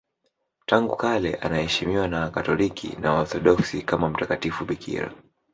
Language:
Swahili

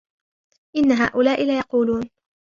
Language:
Arabic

